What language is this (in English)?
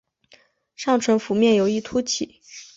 Chinese